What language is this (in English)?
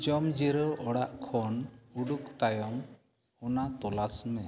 Santali